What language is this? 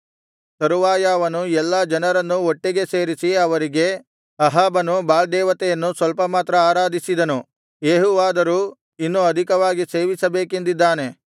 Kannada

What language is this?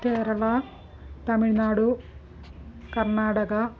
Sanskrit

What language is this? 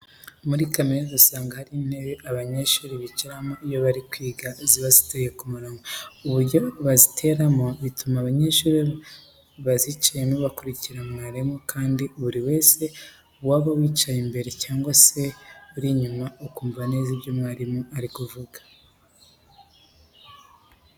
Kinyarwanda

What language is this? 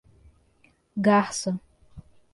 Portuguese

